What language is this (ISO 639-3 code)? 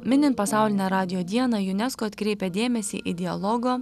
lit